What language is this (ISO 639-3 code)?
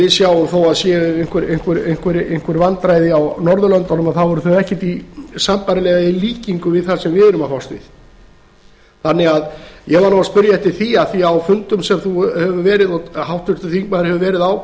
isl